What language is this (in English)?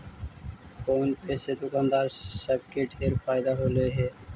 Magahi